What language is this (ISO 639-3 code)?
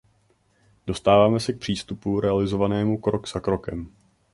ces